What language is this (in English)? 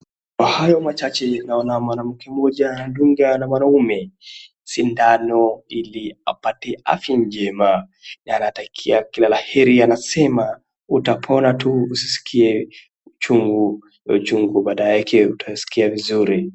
Swahili